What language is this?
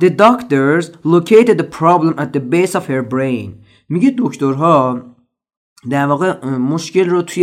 Persian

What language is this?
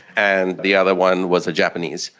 English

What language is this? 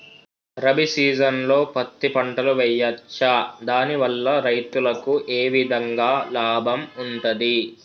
Telugu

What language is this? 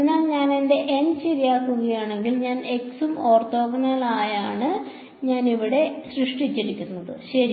Malayalam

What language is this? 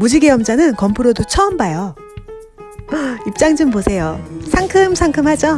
Korean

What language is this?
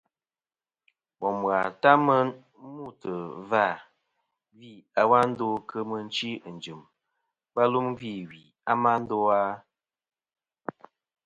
Kom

